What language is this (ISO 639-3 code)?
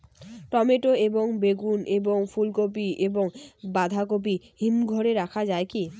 ben